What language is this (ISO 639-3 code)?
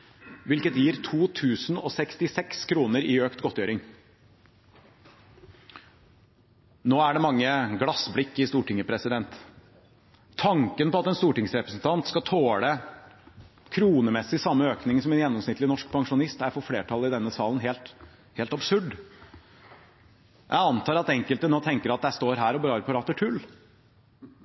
nob